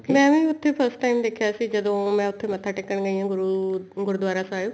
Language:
Punjabi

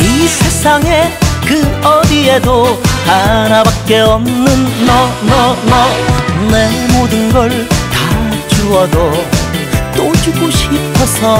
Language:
Korean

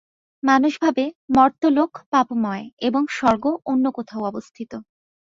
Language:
Bangla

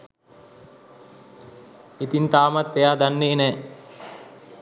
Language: Sinhala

